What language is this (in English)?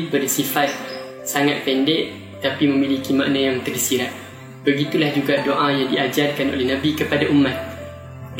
Malay